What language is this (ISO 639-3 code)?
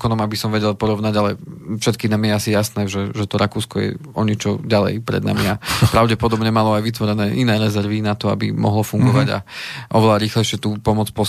slk